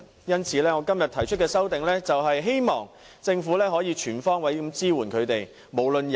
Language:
Cantonese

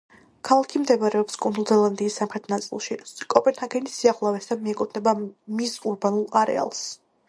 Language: Georgian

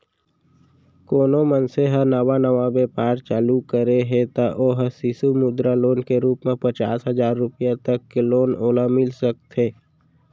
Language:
Chhattisgarhi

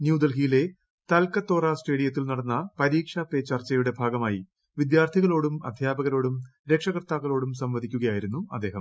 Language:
Malayalam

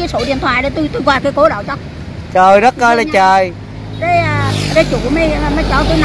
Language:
Vietnamese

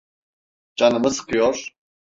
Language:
Turkish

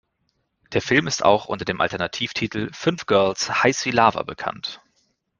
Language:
German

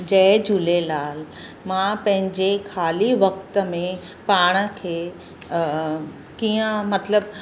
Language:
Sindhi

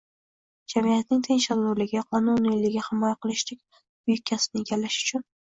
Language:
Uzbek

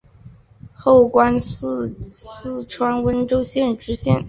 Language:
Chinese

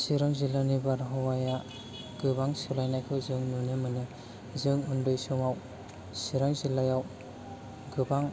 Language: Bodo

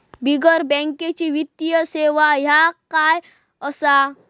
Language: Marathi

